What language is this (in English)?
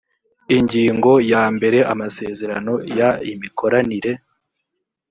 Kinyarwanda